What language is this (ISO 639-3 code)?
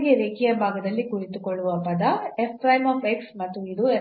kan